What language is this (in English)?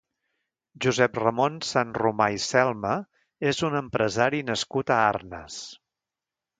Catalan